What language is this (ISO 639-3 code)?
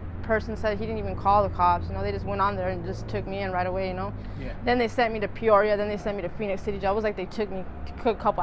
eng